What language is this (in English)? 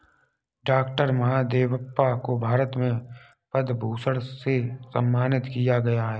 Hindi